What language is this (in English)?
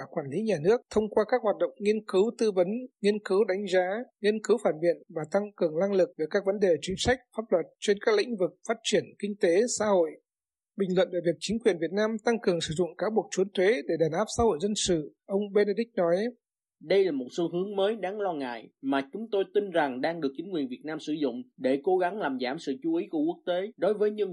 Vietnamese